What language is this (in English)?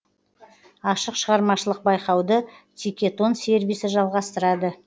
Kazakh